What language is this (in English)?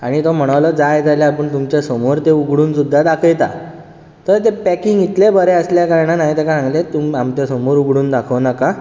Konkani